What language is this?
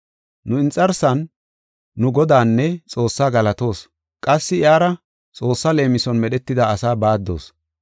Gofa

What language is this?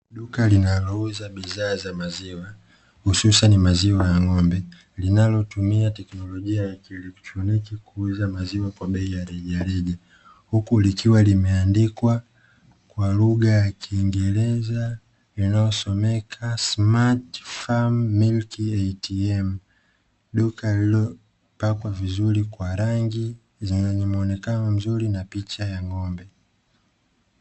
Swahili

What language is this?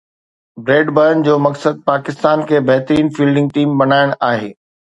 Sindhi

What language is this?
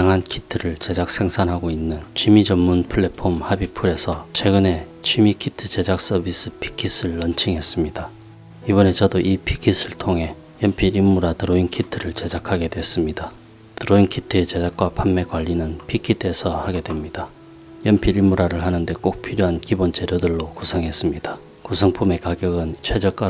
Korean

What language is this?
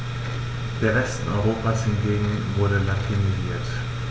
German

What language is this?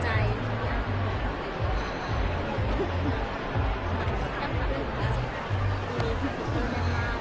Thai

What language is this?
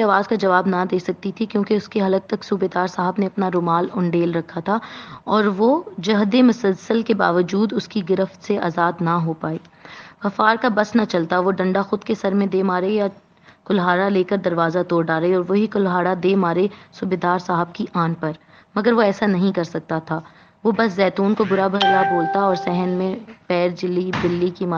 Urdu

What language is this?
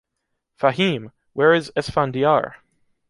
English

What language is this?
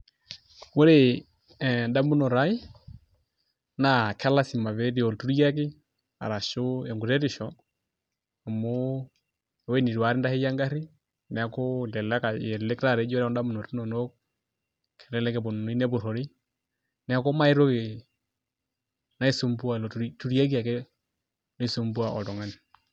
Masai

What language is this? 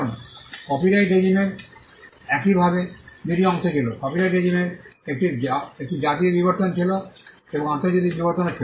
Bangla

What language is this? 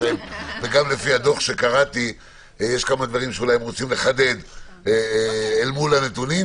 Hebrew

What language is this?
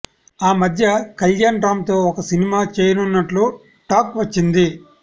Telugu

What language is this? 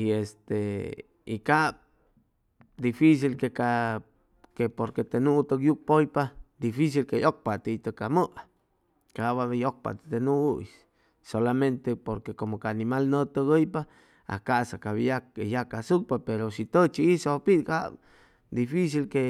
Chimalapa Zoque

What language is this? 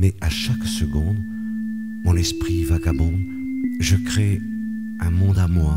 French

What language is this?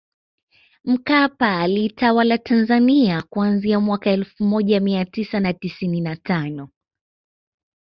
Swahili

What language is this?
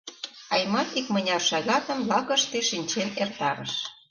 Mari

